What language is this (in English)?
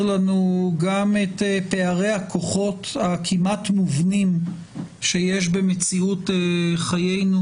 Hebrew